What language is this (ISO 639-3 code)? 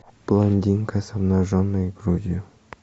rus